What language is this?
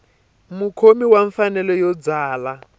Tsonga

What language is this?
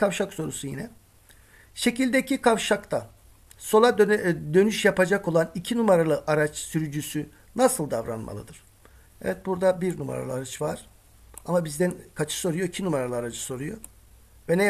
Turkish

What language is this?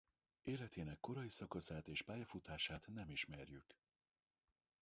Hungarian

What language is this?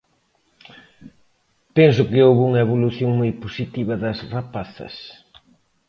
Galician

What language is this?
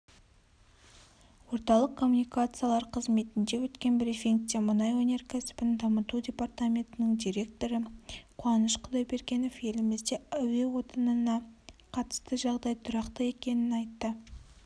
Kazakh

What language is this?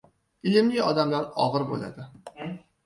Uzbek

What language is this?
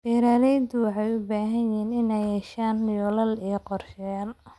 Somali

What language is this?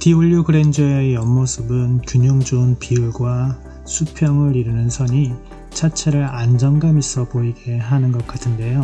Korean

